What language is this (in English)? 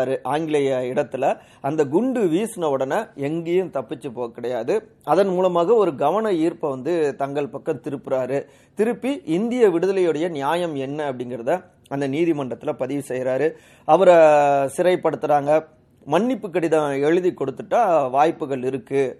Tamil